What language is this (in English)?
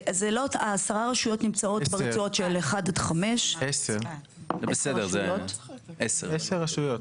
Hebrew